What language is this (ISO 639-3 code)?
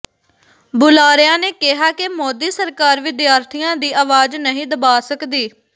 pan